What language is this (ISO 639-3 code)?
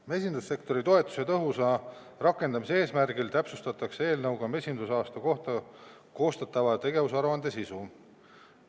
est